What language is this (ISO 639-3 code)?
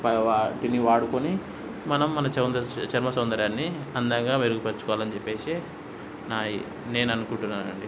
tel